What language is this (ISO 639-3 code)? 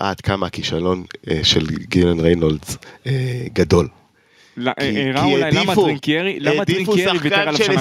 heb